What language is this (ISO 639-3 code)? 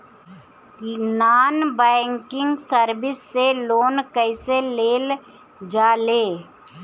bho